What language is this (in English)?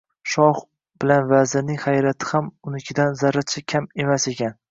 Uzbek